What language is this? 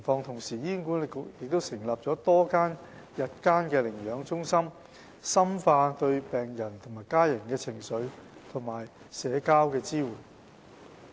Cantonese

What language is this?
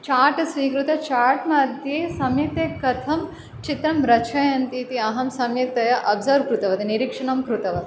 Sanskrit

